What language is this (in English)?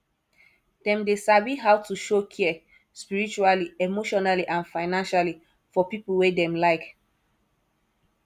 Nigerian Pidgin